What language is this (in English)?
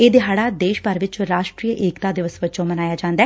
Punjabi